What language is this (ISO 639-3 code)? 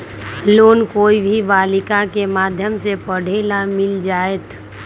mag